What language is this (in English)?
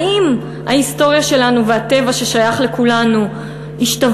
Hebrew